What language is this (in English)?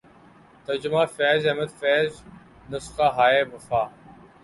Urdu